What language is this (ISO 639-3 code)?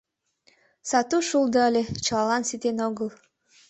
chm